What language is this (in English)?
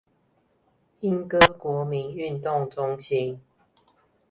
Chinese